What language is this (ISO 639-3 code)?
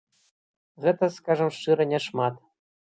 bel